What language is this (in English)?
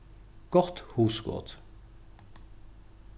Faroese